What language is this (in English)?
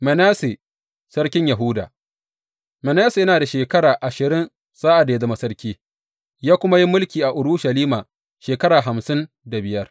Hausa